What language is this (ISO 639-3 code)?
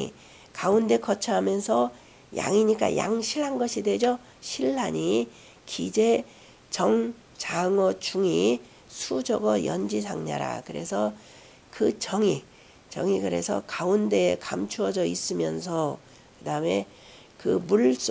kor